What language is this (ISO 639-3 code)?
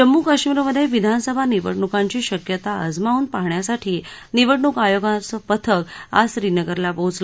mar